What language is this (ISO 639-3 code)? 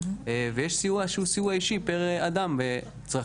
heb